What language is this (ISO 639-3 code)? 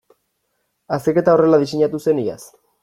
eus